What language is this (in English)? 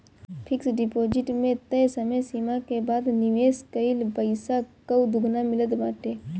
Bhojpuri